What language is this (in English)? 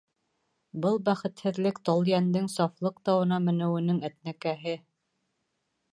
Bashkir